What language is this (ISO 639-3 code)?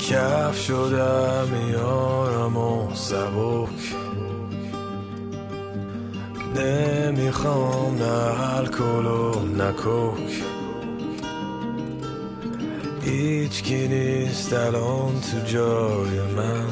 fas